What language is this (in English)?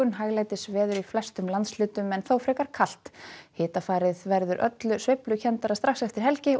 Icelandic